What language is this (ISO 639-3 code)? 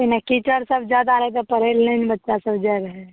mai